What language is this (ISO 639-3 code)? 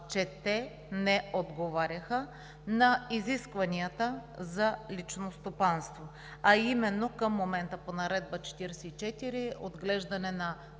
bul